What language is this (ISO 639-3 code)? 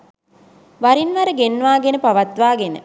sin